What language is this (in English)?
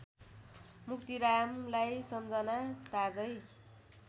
Nepali